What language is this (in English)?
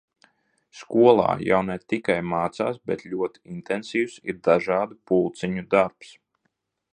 Latvian